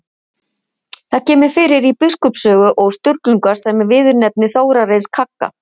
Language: Icelandic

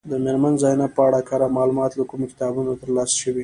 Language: Pashto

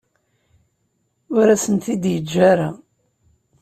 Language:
Kabyle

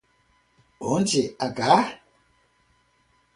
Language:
Portuguese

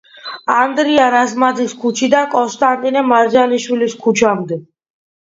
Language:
Georgian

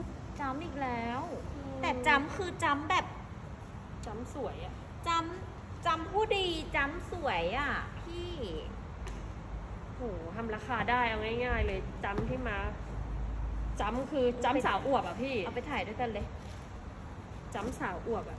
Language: Thai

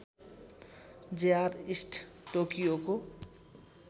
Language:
Nepali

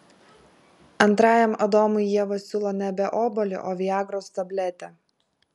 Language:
Lithuanian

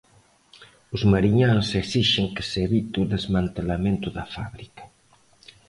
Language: Galician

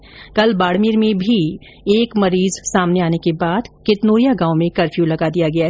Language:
Hindi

